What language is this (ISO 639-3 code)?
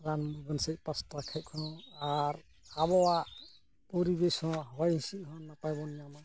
sat